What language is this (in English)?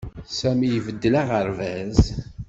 Kabyle